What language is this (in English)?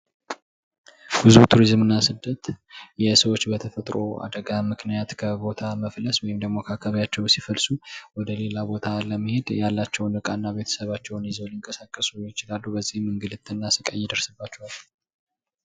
Amharic